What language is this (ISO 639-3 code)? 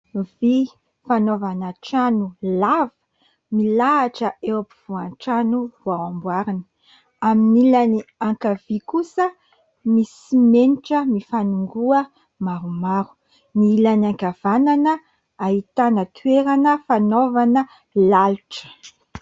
mlg